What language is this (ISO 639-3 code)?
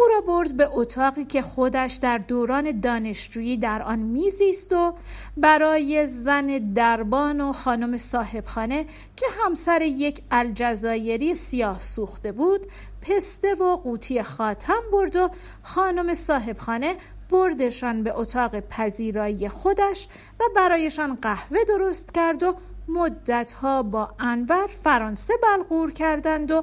fas